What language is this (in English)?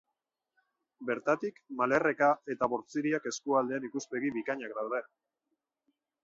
Basque